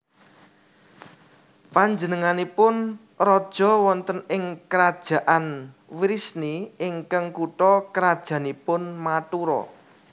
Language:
Javanese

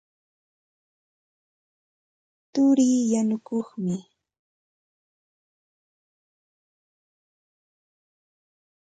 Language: Santa Ana de Tusi Pasco Quechua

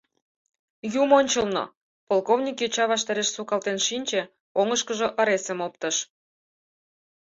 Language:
Mari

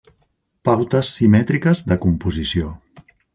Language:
Catalan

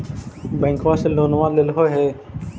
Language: Magahi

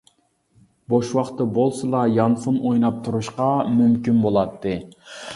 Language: Uyghur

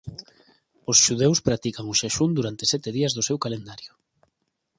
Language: Galician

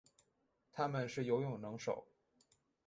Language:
Chinese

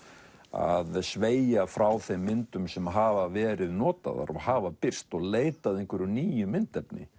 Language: Icelandic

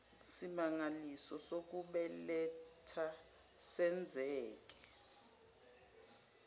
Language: Zulu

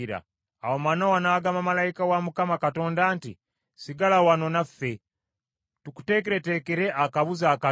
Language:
Ganda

